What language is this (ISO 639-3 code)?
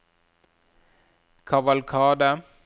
nor